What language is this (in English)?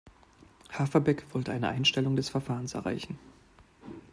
German